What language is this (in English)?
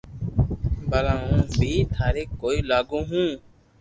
Loarki